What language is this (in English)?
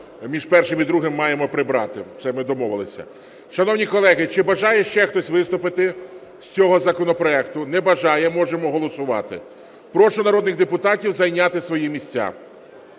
Ukrainian